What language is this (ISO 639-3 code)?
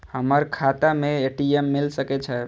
mai